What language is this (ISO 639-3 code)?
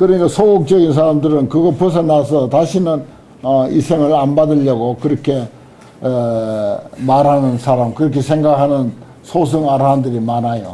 kor